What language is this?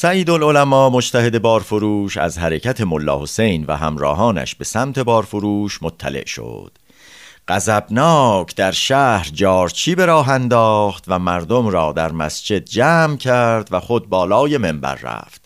Persian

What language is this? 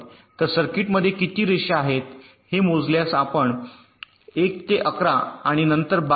Marathi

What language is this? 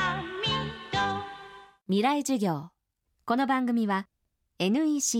Japanese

